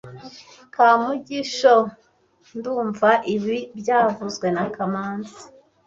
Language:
Kinyarwanda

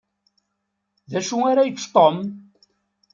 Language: Kabyle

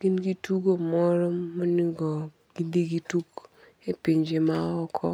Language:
Luo (Kenya and Tanzania)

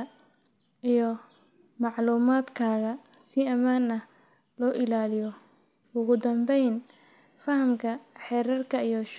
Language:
Somali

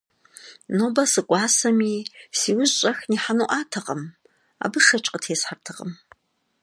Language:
Kabardian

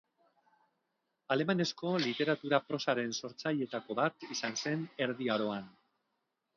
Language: Basque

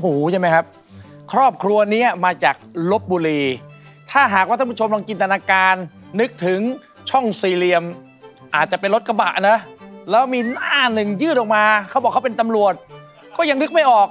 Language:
Thai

